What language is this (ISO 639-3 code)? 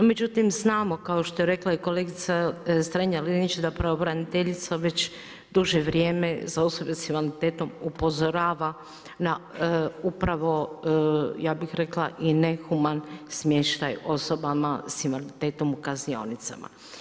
hrv